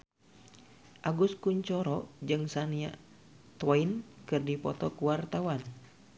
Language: Sundanese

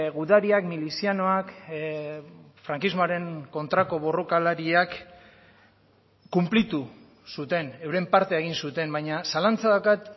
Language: Basque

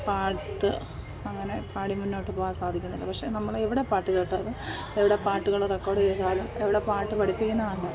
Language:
Malayalam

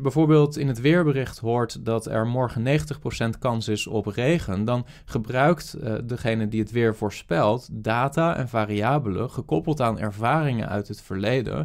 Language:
Dutch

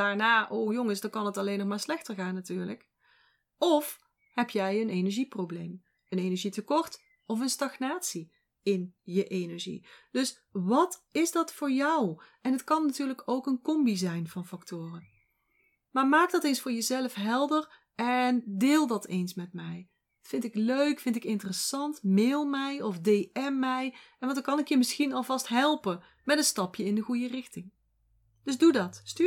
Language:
Dutch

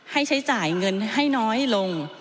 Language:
Thai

